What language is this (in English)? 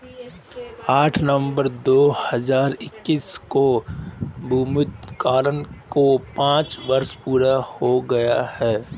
Hindi